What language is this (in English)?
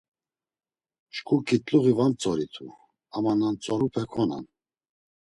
Laz